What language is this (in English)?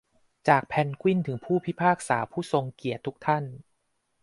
Thai